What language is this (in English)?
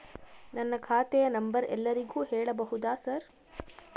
Kannada